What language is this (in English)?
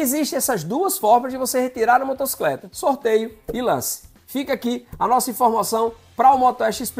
Portuguese